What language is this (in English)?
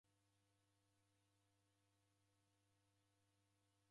Taita